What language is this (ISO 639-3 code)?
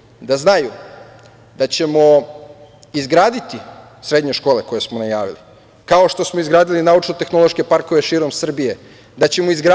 srp